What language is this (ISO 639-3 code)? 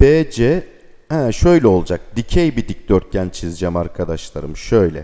tur